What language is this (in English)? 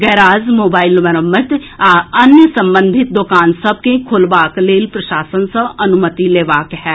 Maithili